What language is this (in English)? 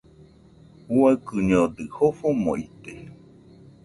Nüpode Huitoto